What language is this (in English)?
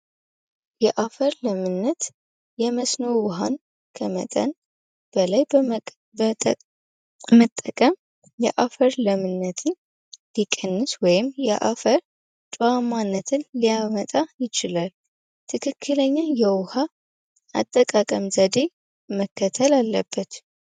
Amharic